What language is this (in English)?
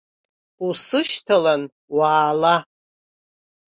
Abkhazian